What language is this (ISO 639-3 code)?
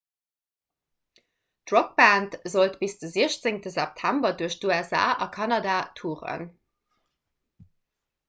ltz